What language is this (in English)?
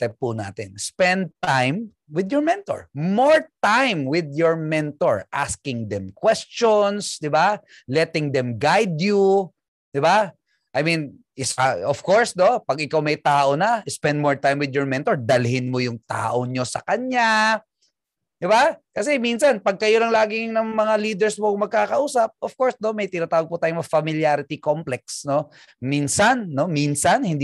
Filipino